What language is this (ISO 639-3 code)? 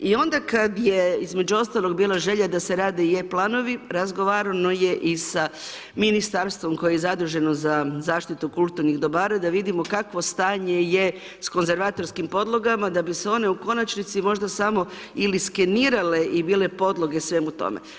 hrv